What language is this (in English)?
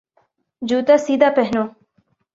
Urdu